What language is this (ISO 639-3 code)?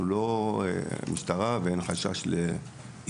heb